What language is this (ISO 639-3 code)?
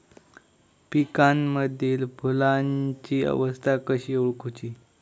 mar